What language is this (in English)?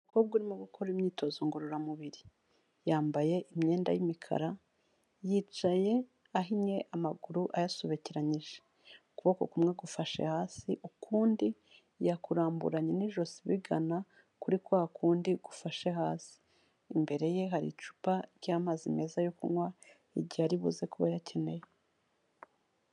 Kinyarwanda